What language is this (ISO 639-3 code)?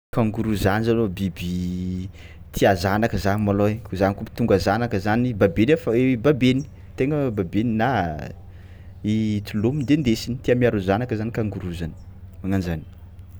xmw